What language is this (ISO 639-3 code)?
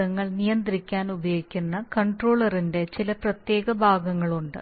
mal